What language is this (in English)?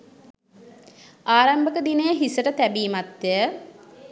Sinhala